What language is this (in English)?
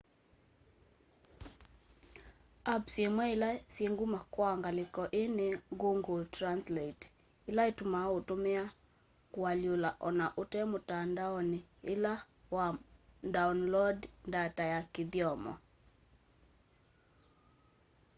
Kamba